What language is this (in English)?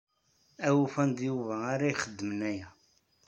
Kabyle